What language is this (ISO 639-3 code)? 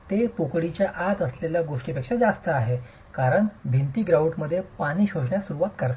mar